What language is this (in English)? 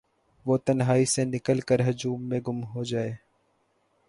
Urdu